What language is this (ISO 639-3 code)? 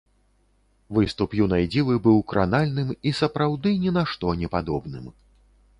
bel